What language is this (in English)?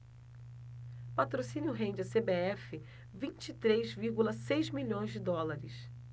Portuguese